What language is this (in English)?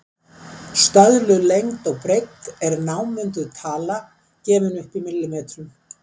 Icelandic